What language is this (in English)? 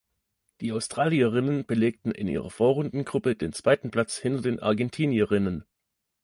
German